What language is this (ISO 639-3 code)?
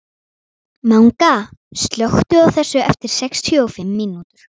isl